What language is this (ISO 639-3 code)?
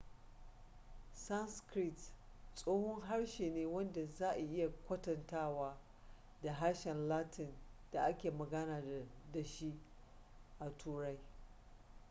hau